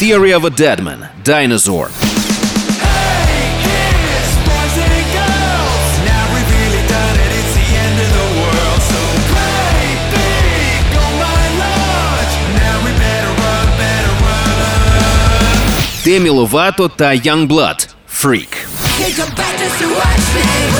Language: Ukrainian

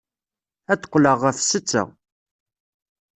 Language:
Kabyle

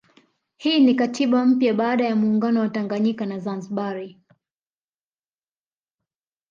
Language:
Swahili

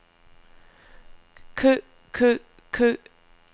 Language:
Danish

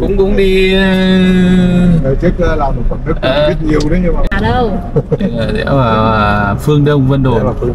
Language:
Vietnamese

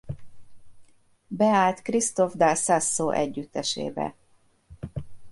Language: Hungarian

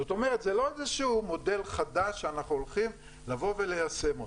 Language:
Hebrew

